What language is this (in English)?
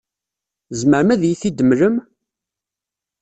Kabyle